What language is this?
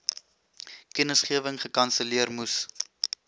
Afrikaans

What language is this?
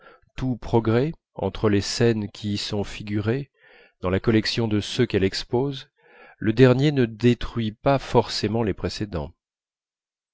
French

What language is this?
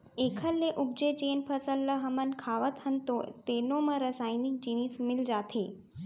Chhattisgarhi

